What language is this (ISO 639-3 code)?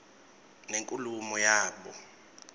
ssw